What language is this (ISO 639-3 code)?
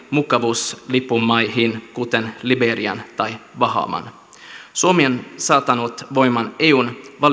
fin